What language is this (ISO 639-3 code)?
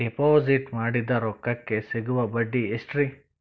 kan